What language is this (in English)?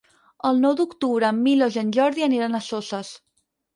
Catalan